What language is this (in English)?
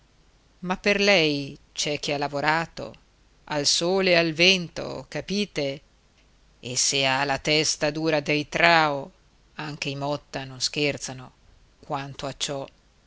Italian